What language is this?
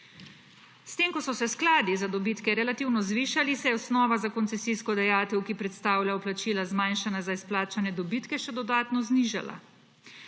Slovenian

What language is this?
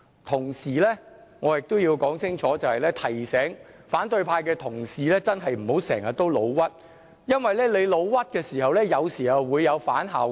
Cantonese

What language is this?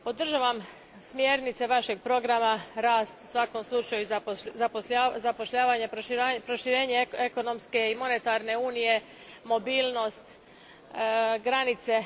Croatian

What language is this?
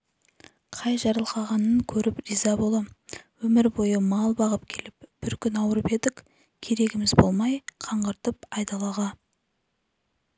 Kazakh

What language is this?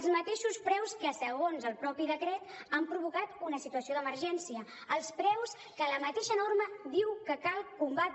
Catalan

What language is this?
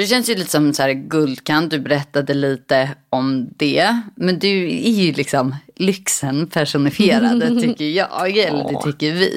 Swedish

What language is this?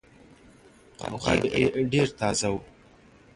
Pashto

